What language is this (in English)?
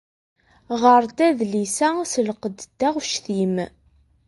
Kabyle